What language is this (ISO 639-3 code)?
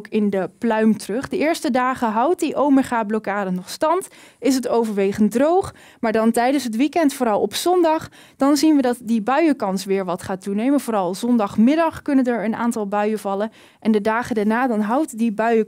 nld